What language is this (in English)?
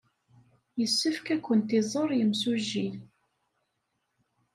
Kabyle